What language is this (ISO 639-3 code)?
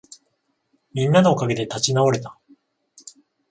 jpn